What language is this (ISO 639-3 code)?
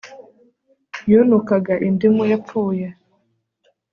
kin